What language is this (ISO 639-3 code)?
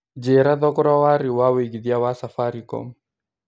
kik